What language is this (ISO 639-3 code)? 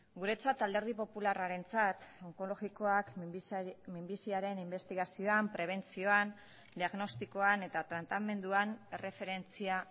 eus